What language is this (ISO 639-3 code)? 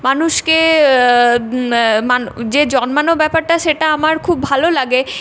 ben